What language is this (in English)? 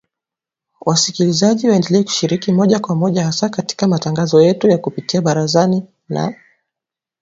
Swahili